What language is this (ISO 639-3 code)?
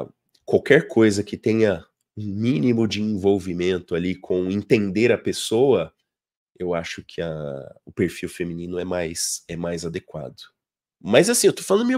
por